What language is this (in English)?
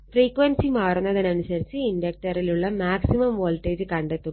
Malayalam